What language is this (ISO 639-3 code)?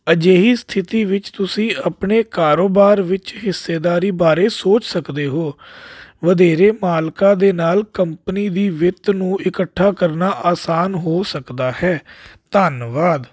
pan